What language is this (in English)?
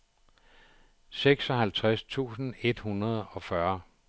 Danish